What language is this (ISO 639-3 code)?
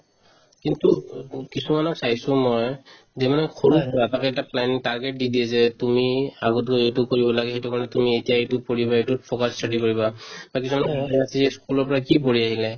asm